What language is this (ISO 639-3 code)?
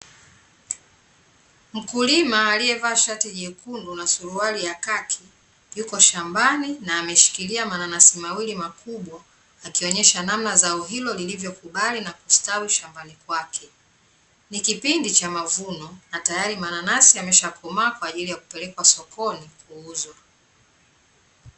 swa